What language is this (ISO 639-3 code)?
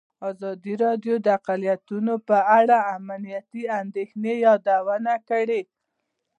pus